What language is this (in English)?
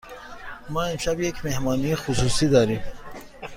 Persian